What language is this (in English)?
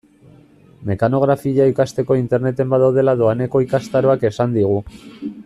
Basque